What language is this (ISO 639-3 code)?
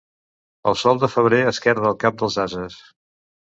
cat